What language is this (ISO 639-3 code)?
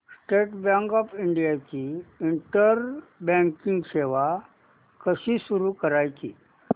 mar